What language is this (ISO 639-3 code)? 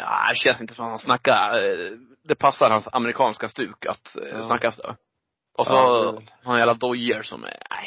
swe